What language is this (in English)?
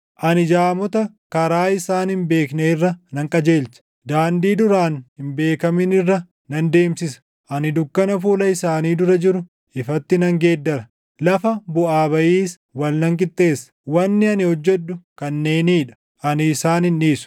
Oromo